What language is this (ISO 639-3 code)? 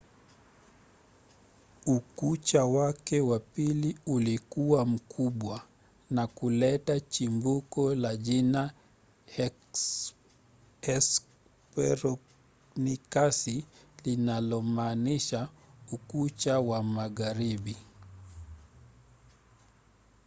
swa